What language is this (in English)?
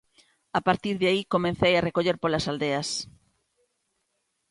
Galician